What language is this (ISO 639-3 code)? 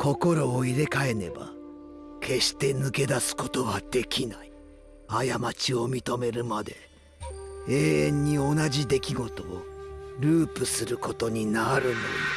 jpn